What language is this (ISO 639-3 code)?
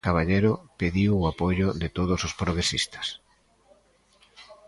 glg